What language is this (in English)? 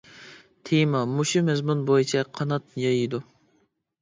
Uyghur